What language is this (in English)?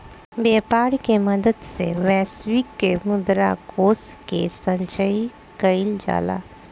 Bhojpuri